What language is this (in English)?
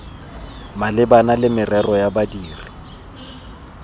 Tswana